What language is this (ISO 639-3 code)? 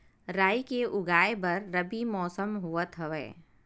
hne